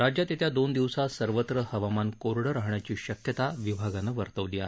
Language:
Marathi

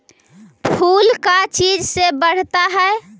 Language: Magahi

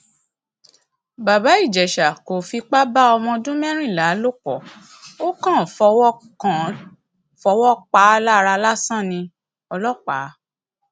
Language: Yoruba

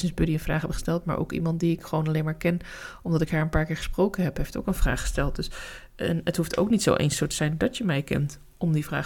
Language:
Dutch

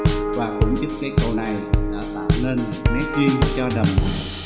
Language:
Vietnamese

